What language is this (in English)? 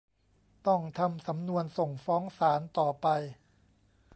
Thai